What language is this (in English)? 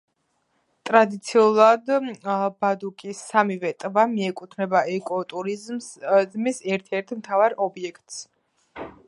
Georgian